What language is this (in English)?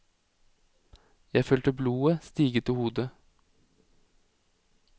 Norwegian